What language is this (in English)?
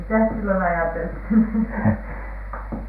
Finnish